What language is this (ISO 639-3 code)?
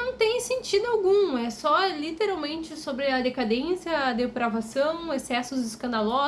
por